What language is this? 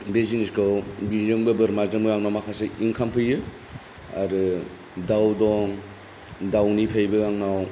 Bodo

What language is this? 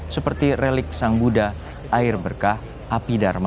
Indonesian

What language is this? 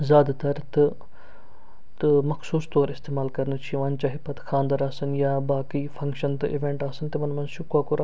Kashmiri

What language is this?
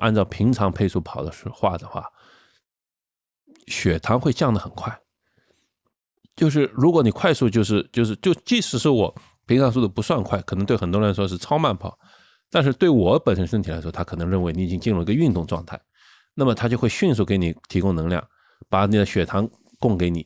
Chinese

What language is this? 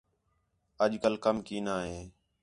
Khetrani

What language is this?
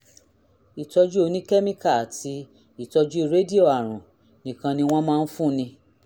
Yoruba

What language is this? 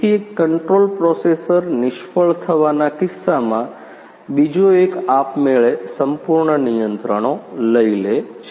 Gujarati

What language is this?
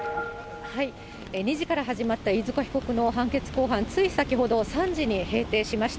Japanese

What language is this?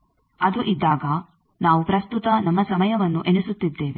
Kannada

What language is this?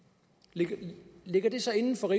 Danish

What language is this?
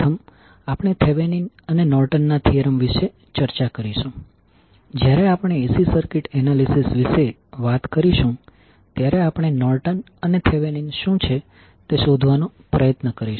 Gujarati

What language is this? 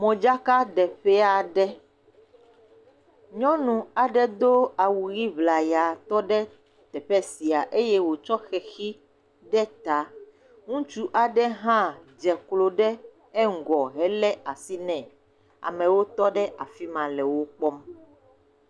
Ewe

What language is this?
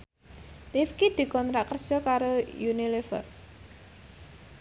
Javanese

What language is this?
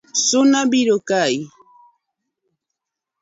Luo (Kenya and Tanzania)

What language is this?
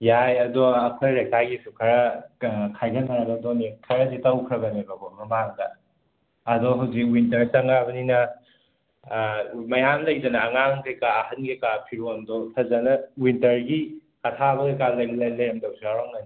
Manipuri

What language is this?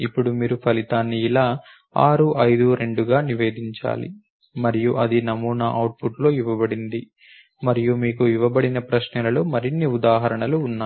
Telugu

